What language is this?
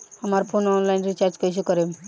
Bhojpuri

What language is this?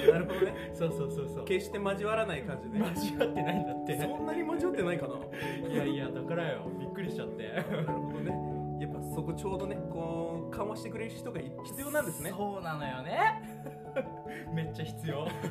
Japanese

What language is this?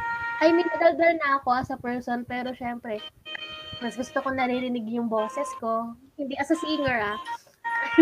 Filipino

